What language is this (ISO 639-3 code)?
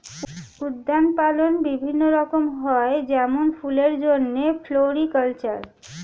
ben